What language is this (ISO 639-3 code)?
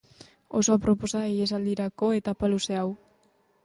eus